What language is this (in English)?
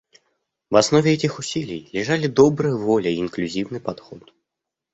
Russian